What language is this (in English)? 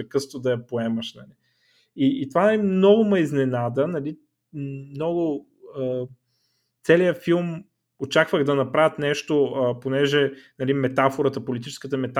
Bulgarian